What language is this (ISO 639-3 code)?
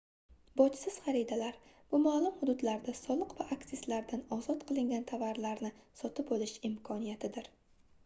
uzb